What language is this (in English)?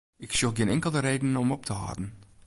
Western Frisian